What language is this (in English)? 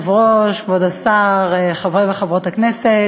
Hebrew